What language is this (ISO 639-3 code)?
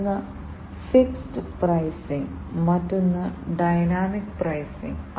mal